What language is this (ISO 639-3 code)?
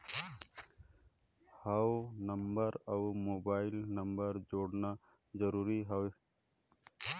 hne